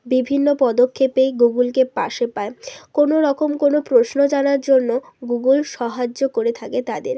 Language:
Bangla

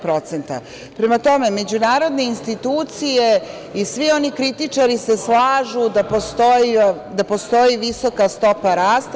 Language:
Serbian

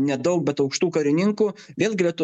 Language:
Lithuanian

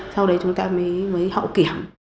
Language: Vietnamese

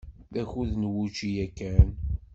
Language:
Kabyle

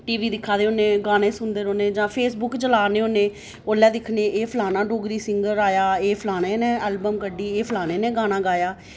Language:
Dogri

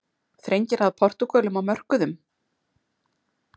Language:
Icelandic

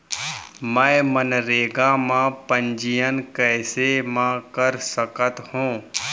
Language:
Chhattisgarhi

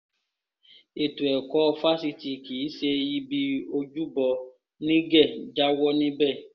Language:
Yoruba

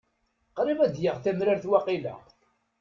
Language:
Kabyle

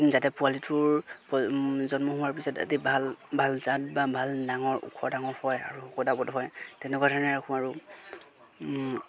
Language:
Assamese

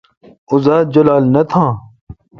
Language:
Kalkoti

